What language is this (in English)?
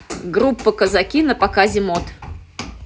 Russian